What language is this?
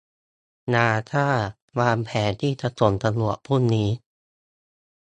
Thai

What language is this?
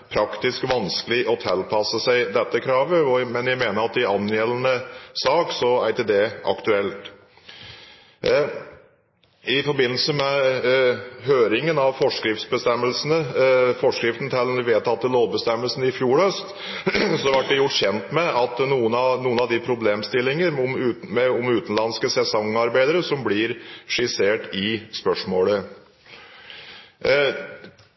Norwegian Bokmål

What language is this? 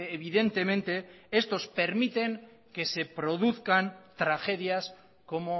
Spanish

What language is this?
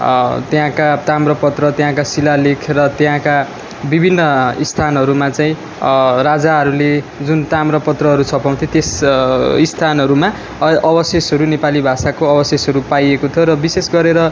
Nepali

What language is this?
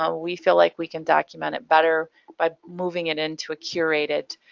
English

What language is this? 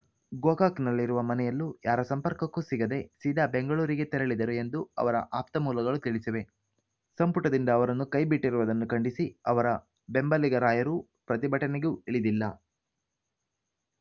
Kannada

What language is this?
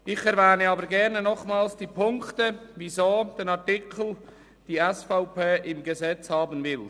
Swiss German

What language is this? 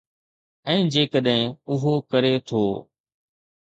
Sindhi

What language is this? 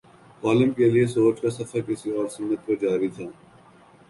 Urdu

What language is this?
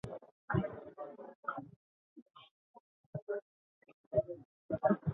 Basque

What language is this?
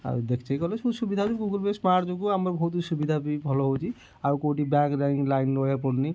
Odia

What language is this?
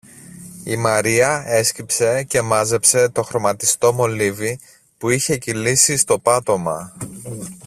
Greek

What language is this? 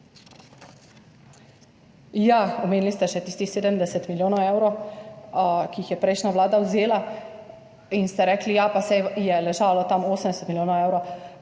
Slovenian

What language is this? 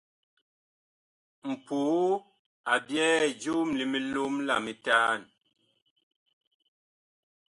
Bakoko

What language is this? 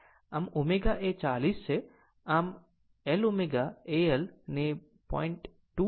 Gujarati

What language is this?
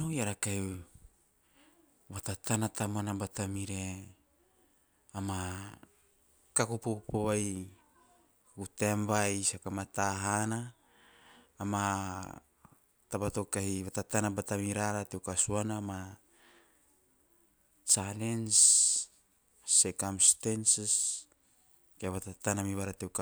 Teop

